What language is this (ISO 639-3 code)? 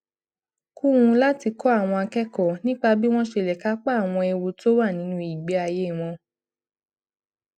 yor